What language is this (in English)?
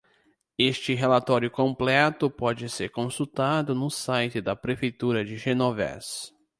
Portuguese